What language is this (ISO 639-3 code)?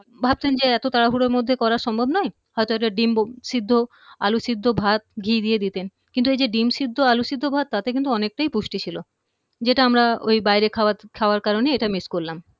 ben